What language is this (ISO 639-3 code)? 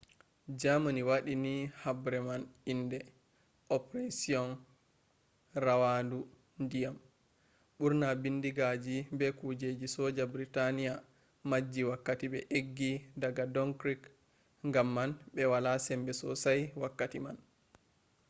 ful